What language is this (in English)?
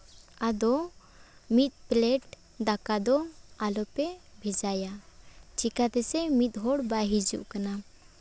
Santali